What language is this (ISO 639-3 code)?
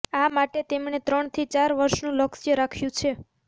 guj